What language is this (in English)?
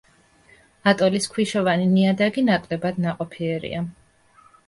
Georgian